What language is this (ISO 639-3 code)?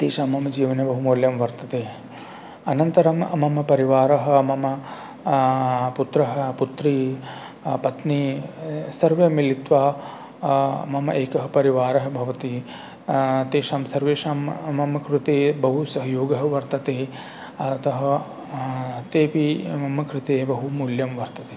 san